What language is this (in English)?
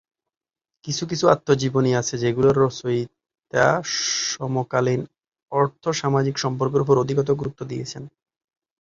Bangla